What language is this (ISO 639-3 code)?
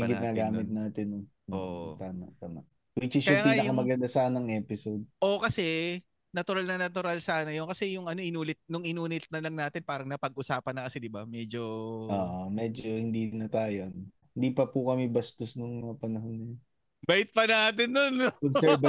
fil